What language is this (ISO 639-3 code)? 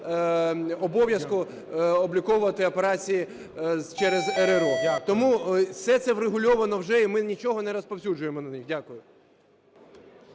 ukr